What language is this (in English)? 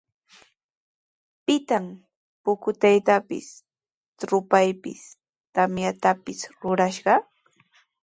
Sihuas Ancash Quechua